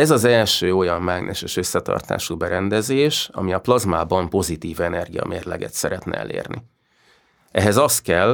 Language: Hungarian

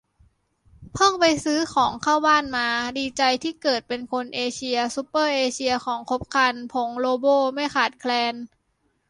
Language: Thai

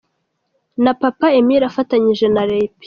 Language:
Kinyarwanda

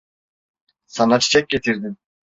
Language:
Turkish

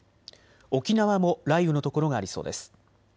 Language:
Japanese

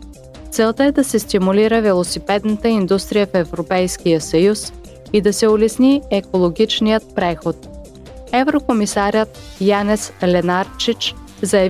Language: Bulgarian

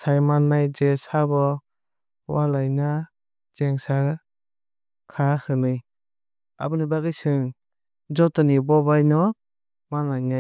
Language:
Kok Borok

